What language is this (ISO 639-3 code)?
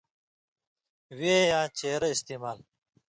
mvy